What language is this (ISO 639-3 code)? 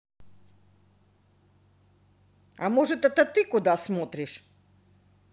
rus